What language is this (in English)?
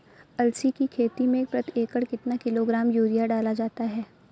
Hindi